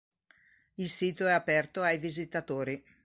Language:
Italian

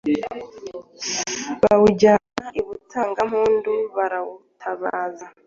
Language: Kinyarwanda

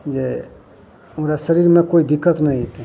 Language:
Maithili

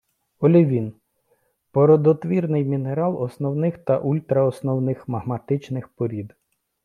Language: Ukrainian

